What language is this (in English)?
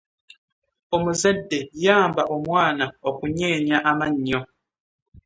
Ganda